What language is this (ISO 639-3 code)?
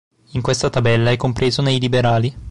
ita